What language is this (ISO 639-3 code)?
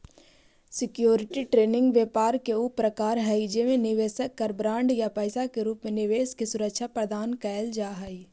mag